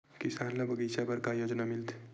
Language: Chhattisgarhi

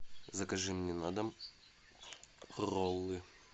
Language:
Russian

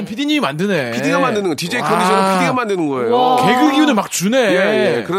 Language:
Korean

